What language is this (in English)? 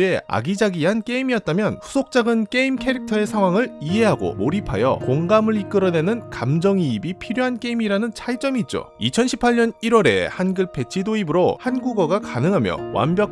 Korean